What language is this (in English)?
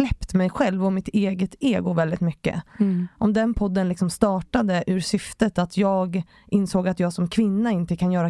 Swedish